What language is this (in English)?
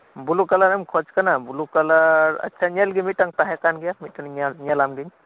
Santali